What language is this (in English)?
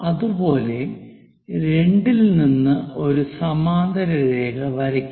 Malayalam